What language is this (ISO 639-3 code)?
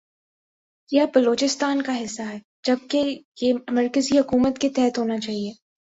urd